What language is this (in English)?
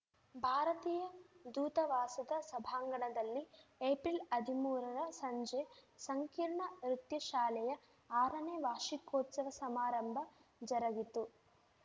Kannada